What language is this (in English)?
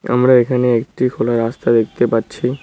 Bangla